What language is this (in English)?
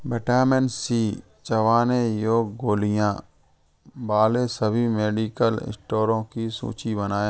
Hindi